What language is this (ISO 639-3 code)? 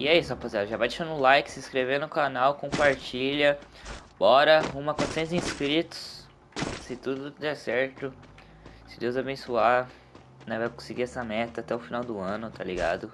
por